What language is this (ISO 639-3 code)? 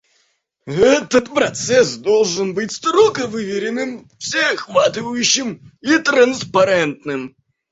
rus